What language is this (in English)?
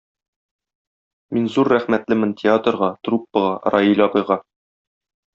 Tatar